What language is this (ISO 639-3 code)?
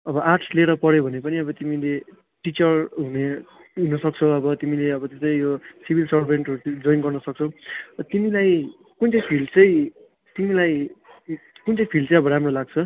nep